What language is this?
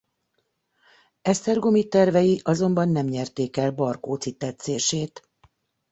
Hungarian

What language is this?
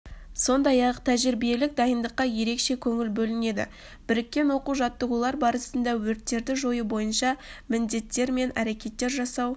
Kazakh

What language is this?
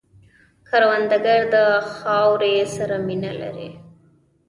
Pashto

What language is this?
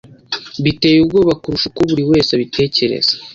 Kinyarwanda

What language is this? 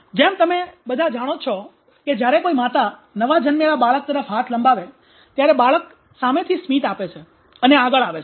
Gujarati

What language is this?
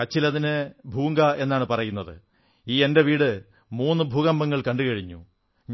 Malayalam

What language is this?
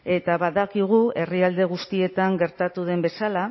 Basque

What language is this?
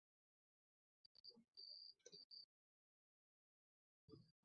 Bangla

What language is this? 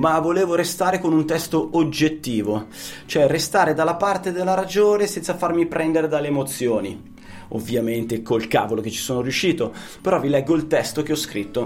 Italian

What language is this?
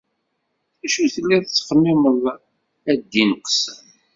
Kabyle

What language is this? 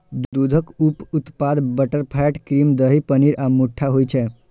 Maithili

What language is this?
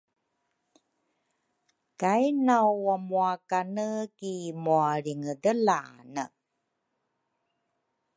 Rukai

